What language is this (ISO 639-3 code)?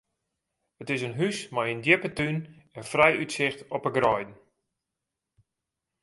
fry